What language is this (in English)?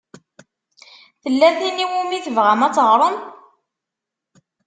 Kabyle